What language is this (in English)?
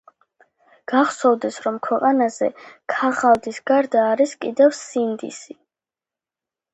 Georgian